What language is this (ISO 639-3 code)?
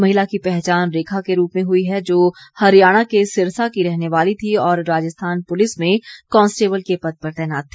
hin